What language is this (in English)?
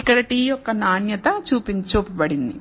Telugu